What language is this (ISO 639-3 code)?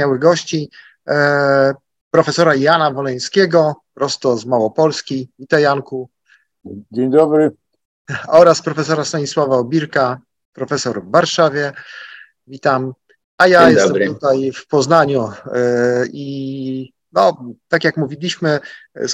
pol